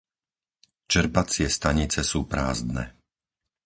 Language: Slovak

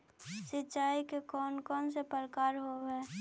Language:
Magahi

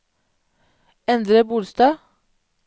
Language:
Norwegian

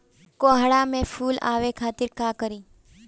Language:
Bhojpuri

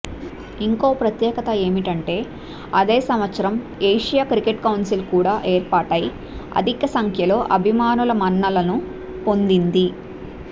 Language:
Telugu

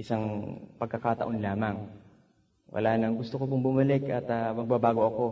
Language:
Filipino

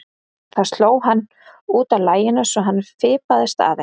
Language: Icelandic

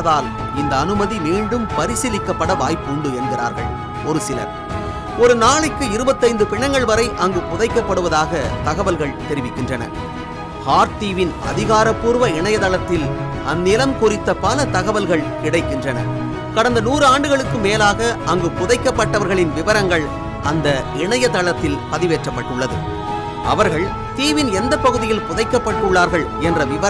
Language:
Tamil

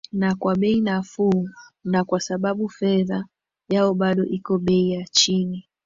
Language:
Swahili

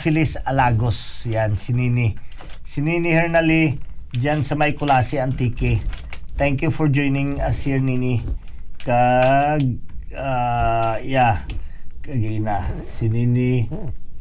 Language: Filipino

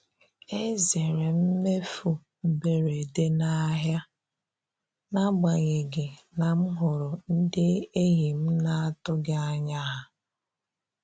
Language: Igbo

